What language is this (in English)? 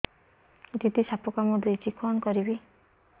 Odia